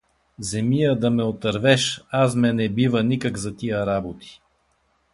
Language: Bulgarian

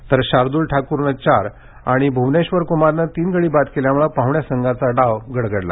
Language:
Marathi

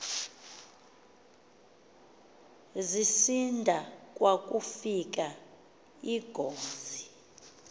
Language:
Xhosa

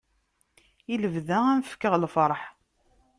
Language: Kabyle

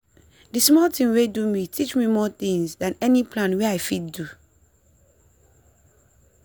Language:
Nigerian Pidgin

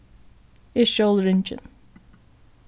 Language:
Faroese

